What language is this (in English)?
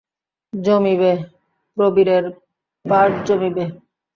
Bangla